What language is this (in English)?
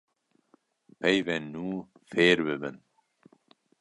Kurdish